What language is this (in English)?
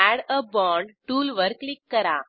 Marathi